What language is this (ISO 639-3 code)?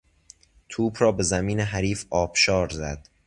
fas